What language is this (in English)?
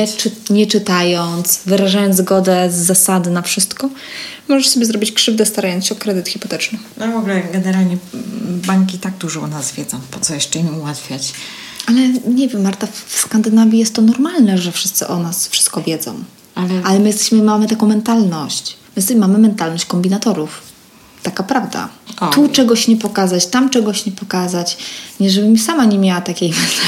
Polish